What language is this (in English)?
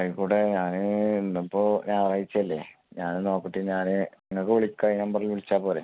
Malayalam